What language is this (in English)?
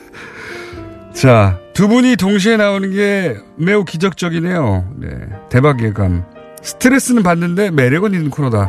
Korean